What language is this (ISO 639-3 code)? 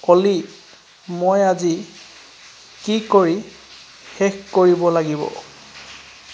asm